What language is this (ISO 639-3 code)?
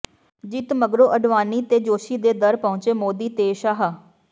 pan